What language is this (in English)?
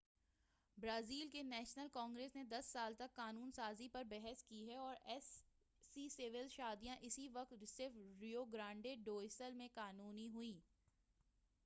Urdu